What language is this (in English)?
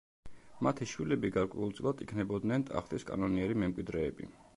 Georgian